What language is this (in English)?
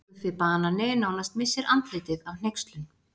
Icelandic